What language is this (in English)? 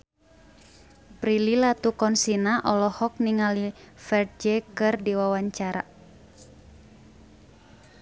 Sundanese